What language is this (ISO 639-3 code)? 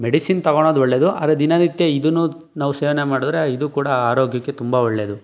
kan